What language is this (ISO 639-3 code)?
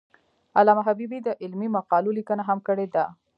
pus